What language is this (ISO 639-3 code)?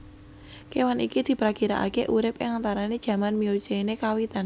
jav